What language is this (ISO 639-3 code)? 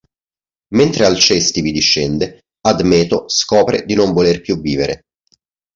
ita